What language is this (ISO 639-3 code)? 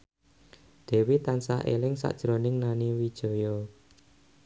jav